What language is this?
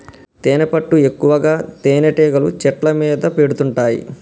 Telugu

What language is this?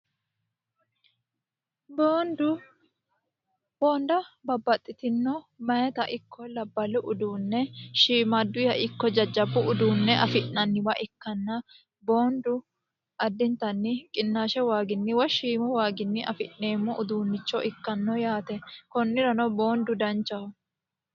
Sidamo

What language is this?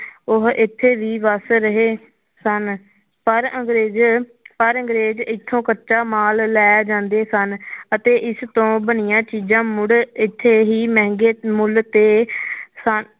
Punjabi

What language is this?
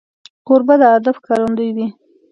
Pashto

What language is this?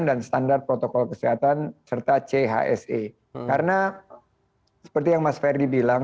Indonesian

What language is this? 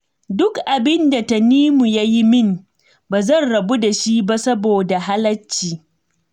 Hausa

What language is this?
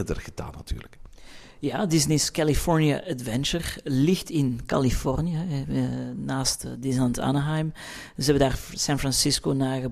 Dutch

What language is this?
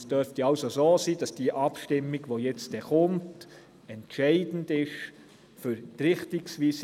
Swiss German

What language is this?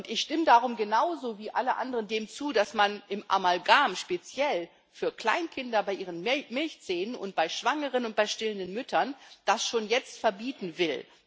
German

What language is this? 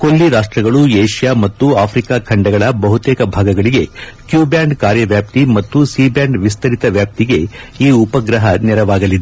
Kannada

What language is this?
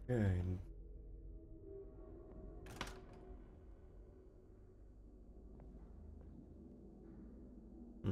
Polish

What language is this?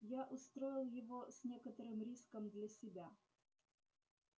Russian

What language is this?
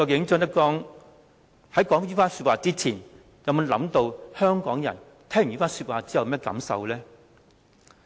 Cantonese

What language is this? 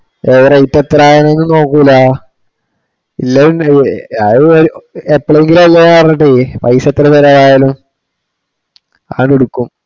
Malayalam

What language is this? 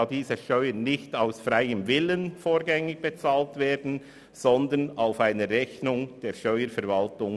Swiss German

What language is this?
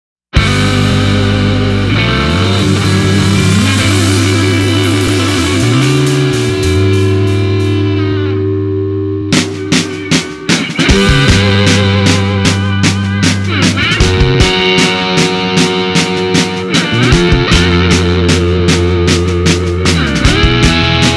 Thai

